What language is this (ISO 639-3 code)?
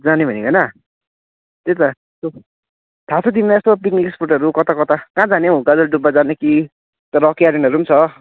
nep